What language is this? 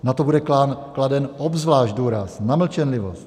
Czech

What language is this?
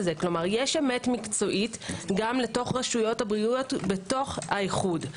Hebrew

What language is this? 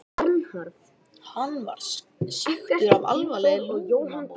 Icelandic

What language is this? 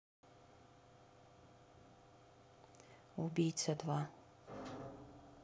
Russian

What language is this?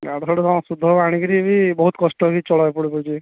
Odia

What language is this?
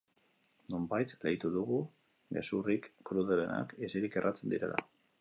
Basque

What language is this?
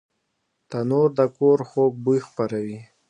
Pashto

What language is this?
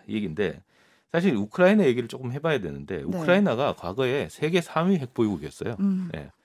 Korean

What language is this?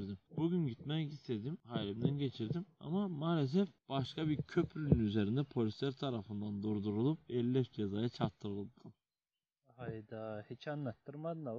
Turkish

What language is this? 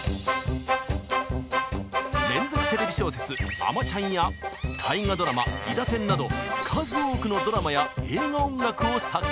Japanese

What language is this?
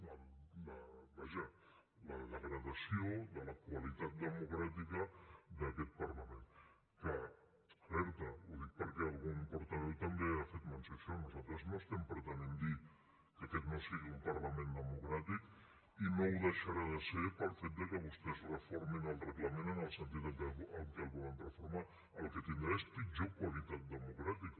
Catalan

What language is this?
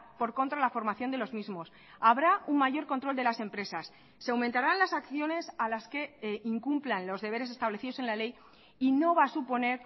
Spanish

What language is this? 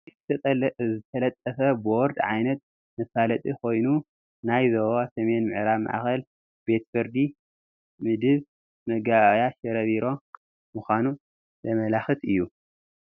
Tigrinya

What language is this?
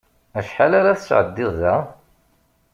Kabyle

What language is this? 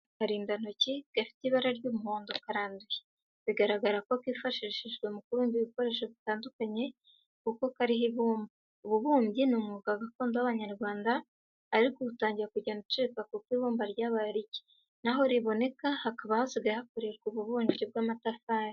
Kinyarwanda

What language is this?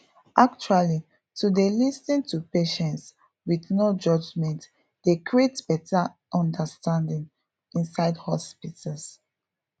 Nigerian Pidgin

